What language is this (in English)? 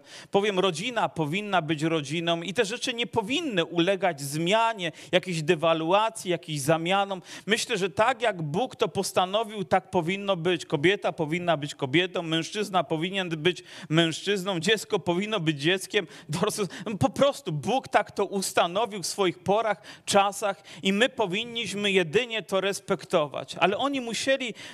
Polish